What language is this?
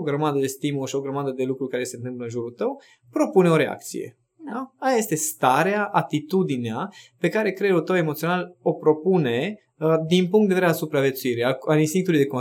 Romanian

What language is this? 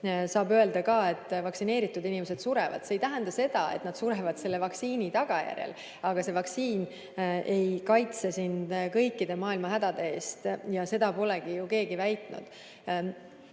Estonian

